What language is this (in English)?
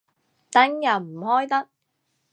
Cantonese